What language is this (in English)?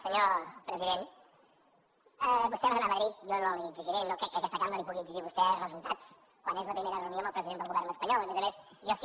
Catalan